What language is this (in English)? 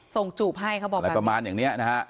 Thai